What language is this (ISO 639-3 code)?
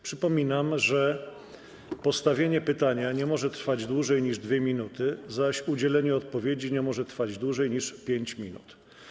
pol